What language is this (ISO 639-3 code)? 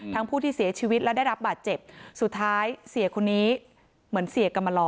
tha